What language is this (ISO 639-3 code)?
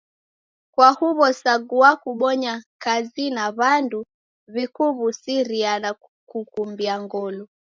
dav